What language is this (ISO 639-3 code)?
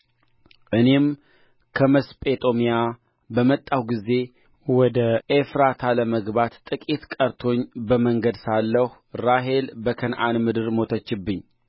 amh